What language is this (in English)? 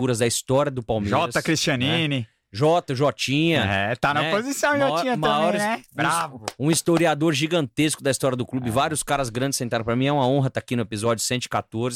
Portuguese